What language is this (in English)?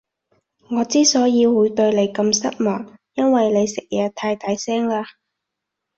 Cantonese